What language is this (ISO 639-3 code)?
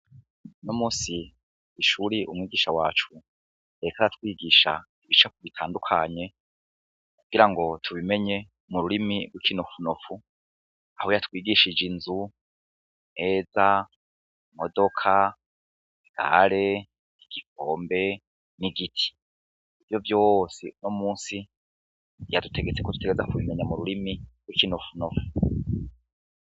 run